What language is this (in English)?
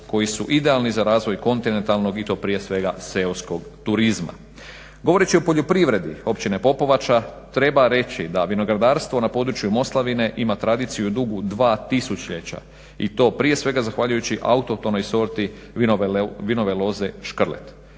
Croatian